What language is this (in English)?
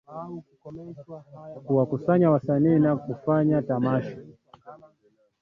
Swahili